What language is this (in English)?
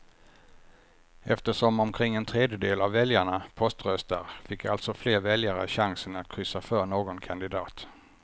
Swedish